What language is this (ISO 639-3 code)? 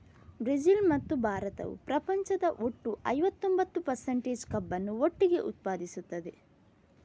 kan